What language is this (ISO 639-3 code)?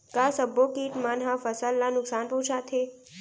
hne